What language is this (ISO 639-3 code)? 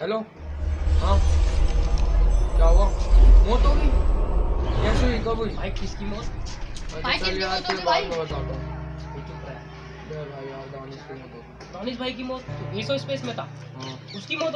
spa